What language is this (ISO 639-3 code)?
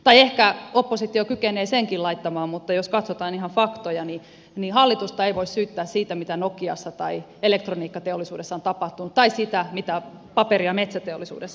fin